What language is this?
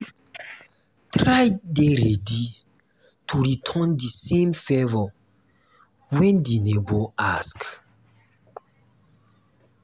Nigerian Pidgin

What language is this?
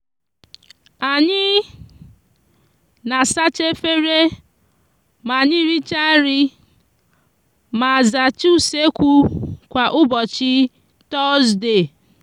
Igbo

